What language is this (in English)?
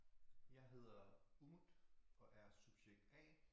Danish